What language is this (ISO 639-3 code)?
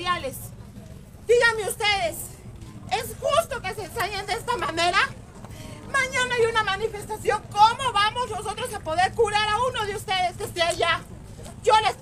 spa